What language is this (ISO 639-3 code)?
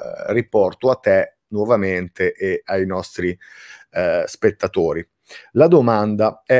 ita